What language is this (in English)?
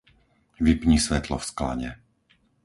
Slovak